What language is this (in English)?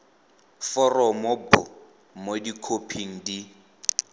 Tswana